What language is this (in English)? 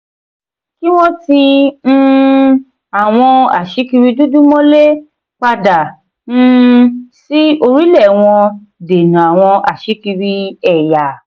Yoruba